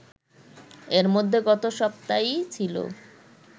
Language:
Bangla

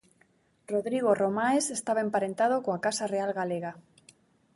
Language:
Galician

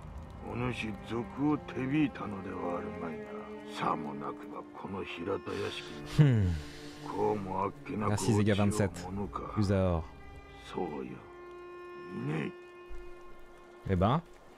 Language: French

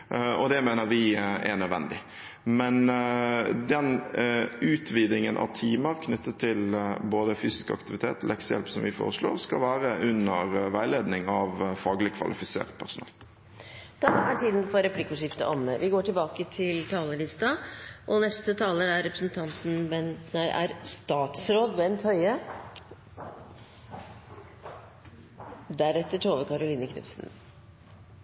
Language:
Norwegian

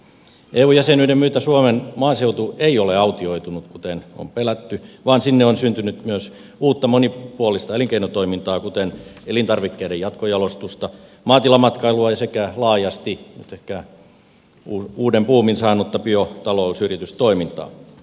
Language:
Finnish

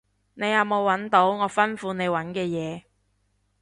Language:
Cantonese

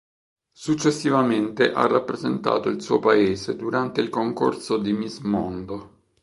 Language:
Italian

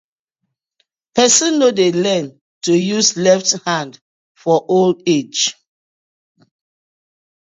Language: Nigerian Pidgin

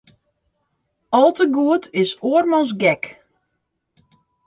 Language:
Western Frisian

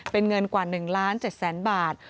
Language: Thai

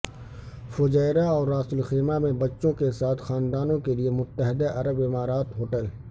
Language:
Urdu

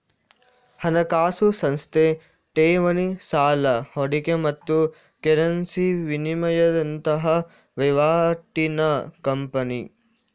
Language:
Kannada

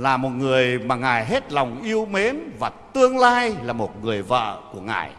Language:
Vietnamese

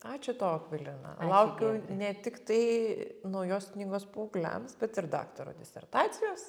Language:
Lithuanian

